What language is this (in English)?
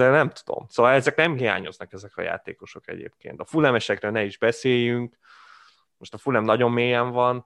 Hungarian